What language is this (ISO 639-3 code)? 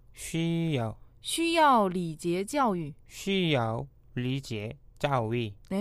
kor